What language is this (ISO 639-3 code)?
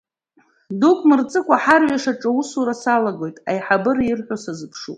abk